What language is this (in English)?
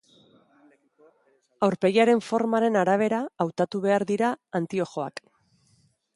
Basque